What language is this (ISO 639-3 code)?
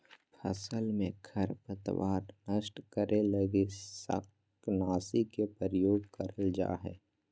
mag